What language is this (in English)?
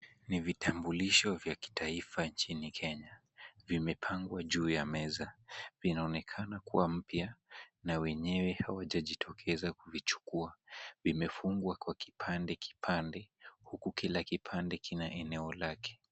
Swahili